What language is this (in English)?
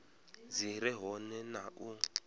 Venda